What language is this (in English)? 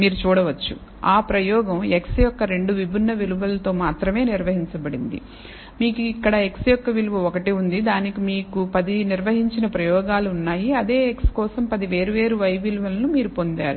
Telugu